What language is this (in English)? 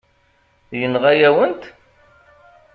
Kabyle